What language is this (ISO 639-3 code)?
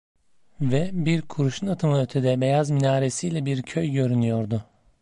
tur